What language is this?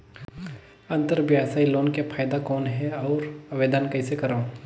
Chhattisgarhi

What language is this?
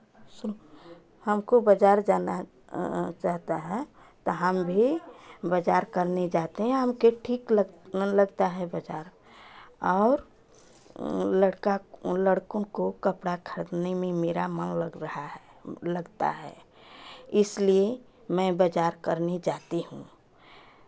Hindi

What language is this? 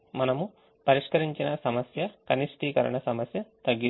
Telugu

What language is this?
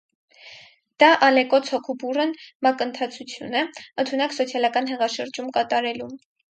Armenian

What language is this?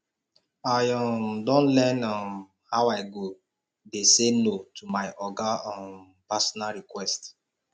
Nigerian Pidgin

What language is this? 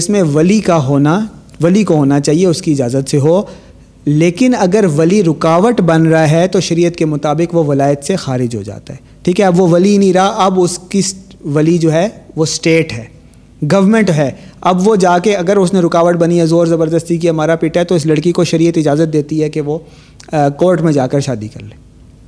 Urdu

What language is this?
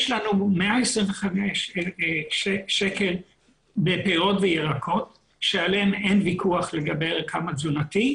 Hebrew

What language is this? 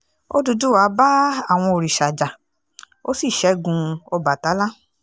Yoruba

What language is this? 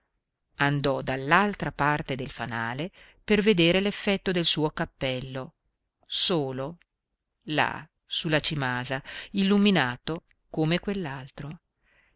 Italian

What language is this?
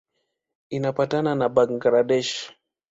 Swahili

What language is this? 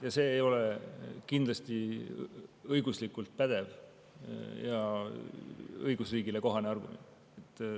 Estonian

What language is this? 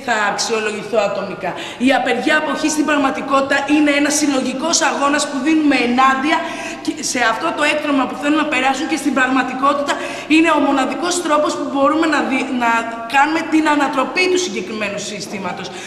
Greek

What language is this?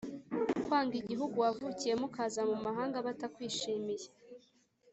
Kinyarwanda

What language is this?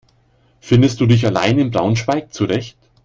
German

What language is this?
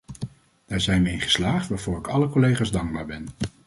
Dutch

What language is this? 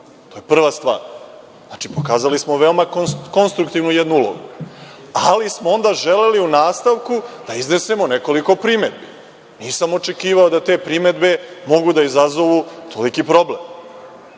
Serbian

